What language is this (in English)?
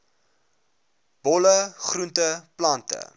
Afrikaans